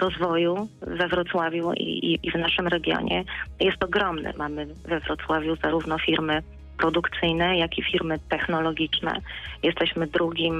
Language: Polish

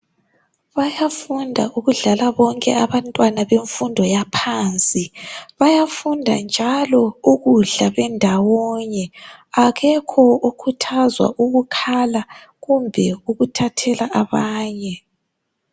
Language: North Ndebele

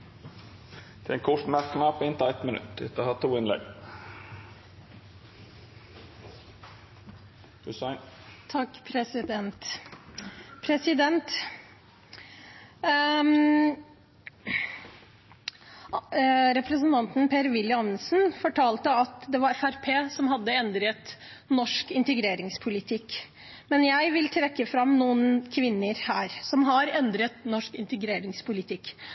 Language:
Norwegian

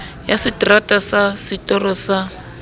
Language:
Southern Sotho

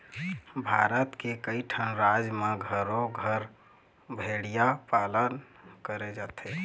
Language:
Chhattisgarhi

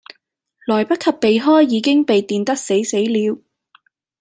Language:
Cantonese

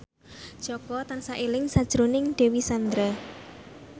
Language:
Javanese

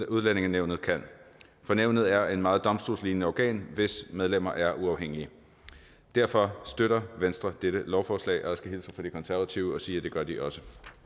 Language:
Danish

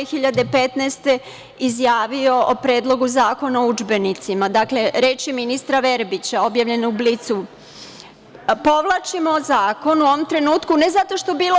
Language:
Serbian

